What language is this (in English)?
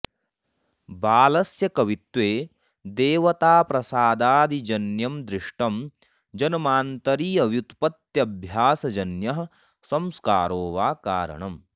Sanskrit